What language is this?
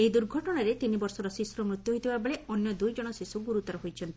Odia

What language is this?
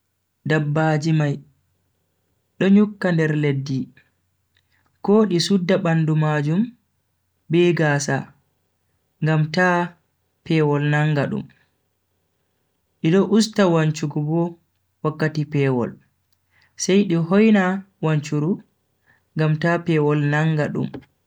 Bagirmi Fulfulde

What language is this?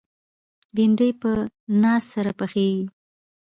Pashto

